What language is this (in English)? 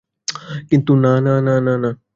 Bangla